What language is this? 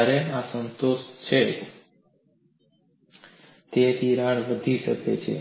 Gujarati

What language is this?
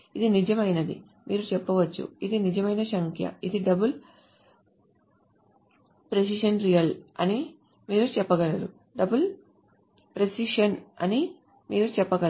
Telugu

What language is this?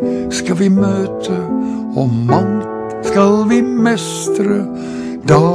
Danish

